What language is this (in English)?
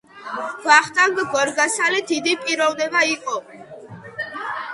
Georgian